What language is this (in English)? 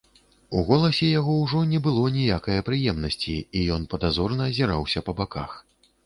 Belarusian